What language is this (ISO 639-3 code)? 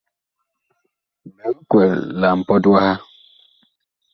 bkh